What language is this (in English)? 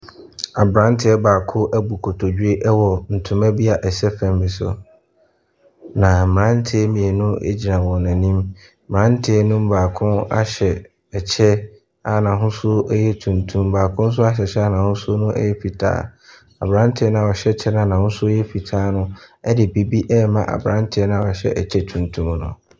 Akan